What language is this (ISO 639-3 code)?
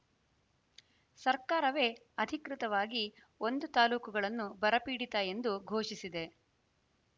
kan